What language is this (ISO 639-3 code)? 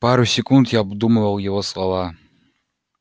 rus